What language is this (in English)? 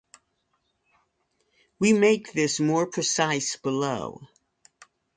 English